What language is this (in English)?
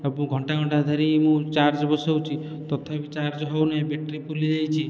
Odia